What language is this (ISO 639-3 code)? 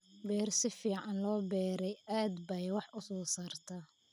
som